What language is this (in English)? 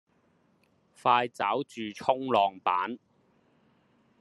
Chinese